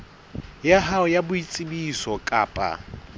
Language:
Southern Sotho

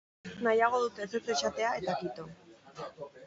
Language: Basque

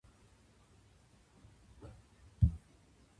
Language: Japanese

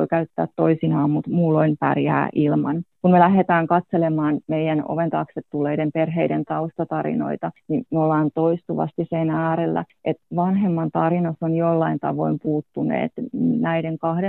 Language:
Finnish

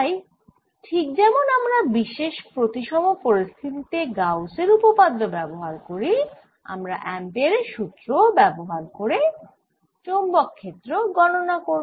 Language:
Bangla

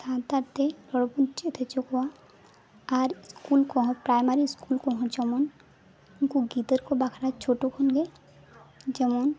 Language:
Santali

